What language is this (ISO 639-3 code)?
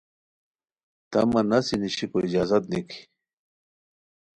khw